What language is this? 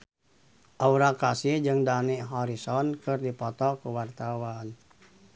Sundanese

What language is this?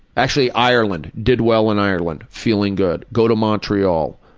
English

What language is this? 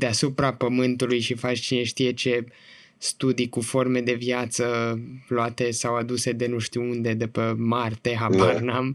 Romanian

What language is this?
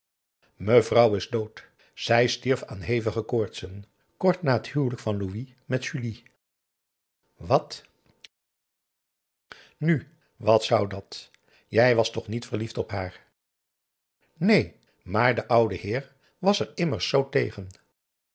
Dutch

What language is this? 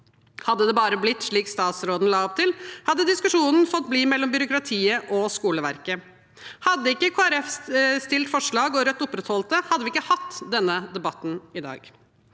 Norwegian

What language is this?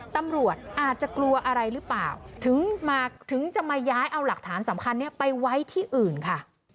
Thai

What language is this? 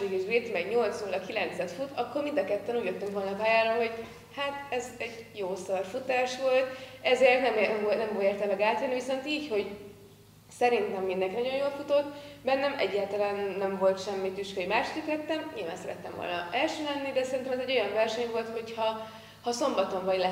Hungarian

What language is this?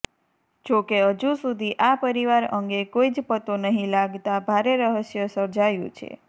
Gujarati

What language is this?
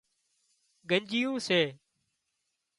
Wadiyara Koli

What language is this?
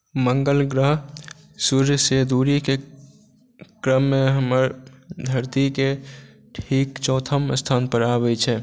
Maithili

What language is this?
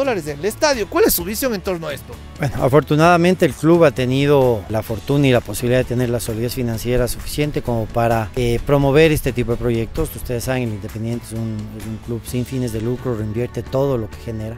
Spanish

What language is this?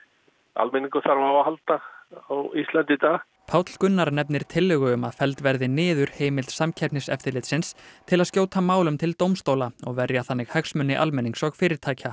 Icelandic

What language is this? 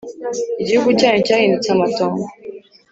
Kinyarwanda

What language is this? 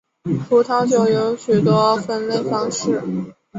Chinese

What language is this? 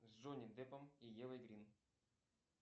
Russian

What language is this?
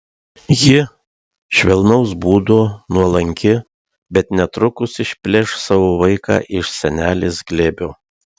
Lithuanian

